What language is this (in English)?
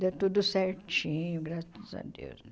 Portuguese